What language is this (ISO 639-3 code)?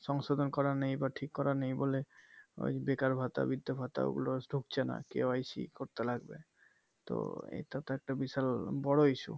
ben